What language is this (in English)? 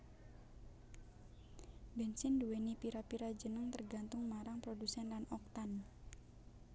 Javanese